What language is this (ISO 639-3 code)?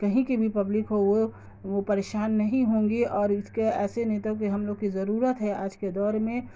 urd